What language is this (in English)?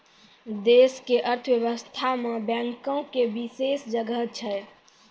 Maithili